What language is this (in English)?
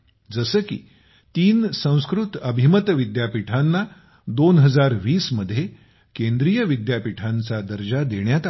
Marathi